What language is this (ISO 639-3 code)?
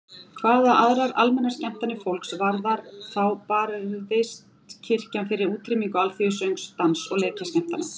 isl